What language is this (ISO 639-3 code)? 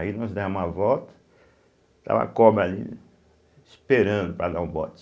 por